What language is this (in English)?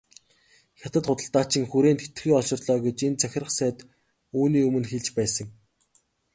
Mongolian